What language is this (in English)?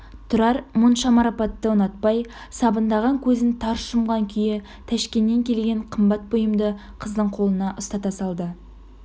Kazakh